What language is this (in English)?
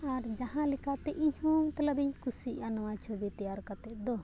Santali